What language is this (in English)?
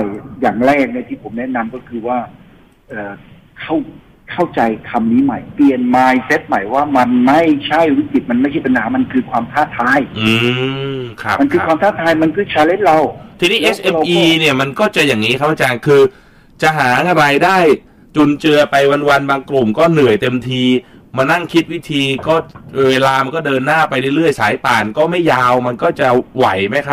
Thai